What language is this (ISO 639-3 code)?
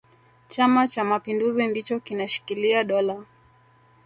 swa